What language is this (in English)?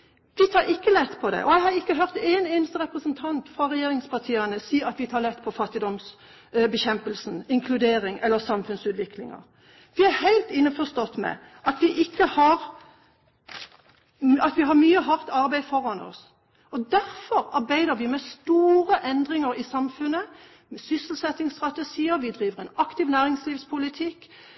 Norwegian Bokmål